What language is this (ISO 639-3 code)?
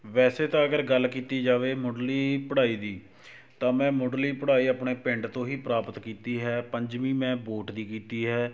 pan